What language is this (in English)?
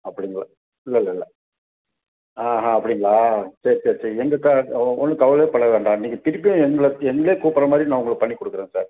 Tamil